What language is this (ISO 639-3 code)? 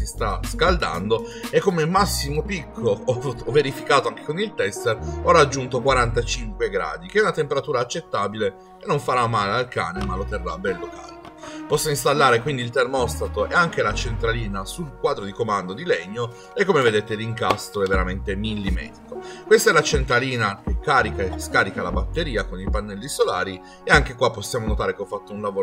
ita